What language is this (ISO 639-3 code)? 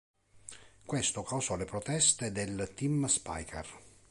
ita